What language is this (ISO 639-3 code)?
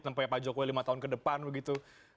ind